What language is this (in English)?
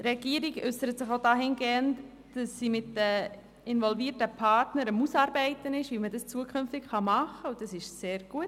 Swiss German